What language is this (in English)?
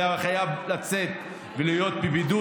Hebrew